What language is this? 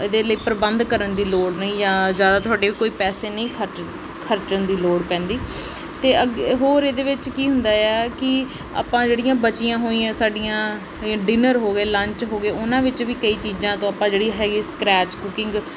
Punjabi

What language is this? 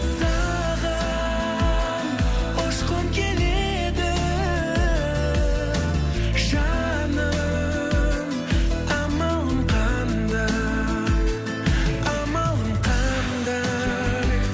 Kazakh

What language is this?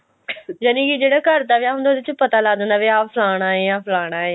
Punjabi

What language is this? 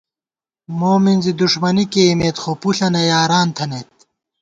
Gawar-Bati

